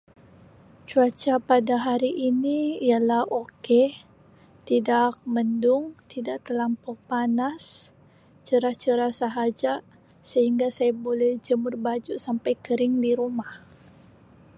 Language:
Sabah Malay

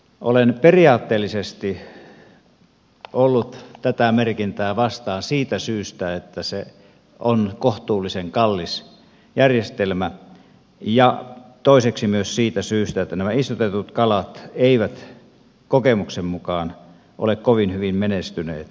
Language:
Finnish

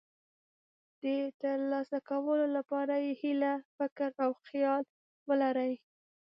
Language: Pashto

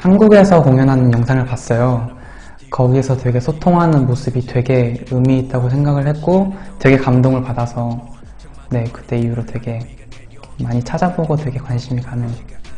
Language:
Korean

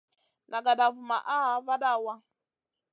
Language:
Masana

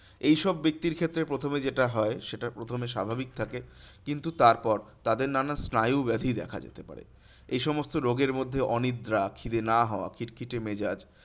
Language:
Bangla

